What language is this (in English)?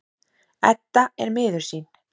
Icelandic